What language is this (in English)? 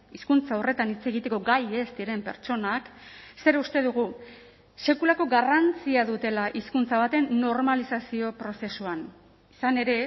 Basque